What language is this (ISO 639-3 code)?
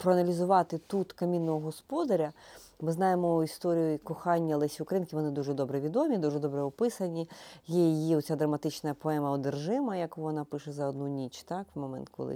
ukr